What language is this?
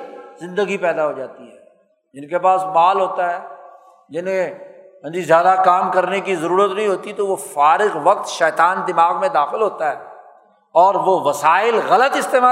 Urdu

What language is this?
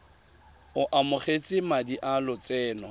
Tswana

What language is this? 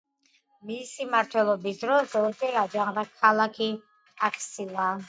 Georgian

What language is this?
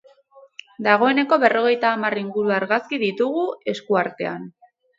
Basque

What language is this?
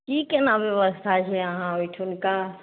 Maithili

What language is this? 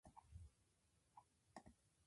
Japanese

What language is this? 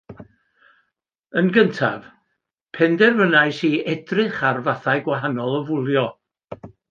Welsh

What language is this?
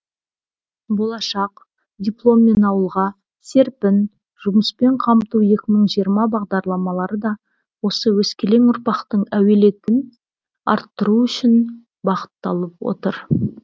Kazakh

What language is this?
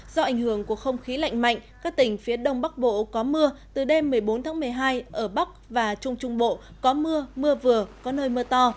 Vietnamese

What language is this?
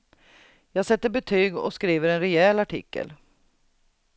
Swedish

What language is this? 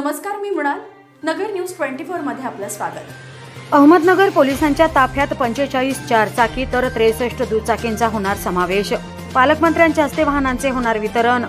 Marathi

